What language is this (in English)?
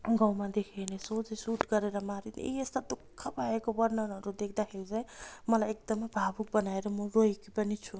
Nepali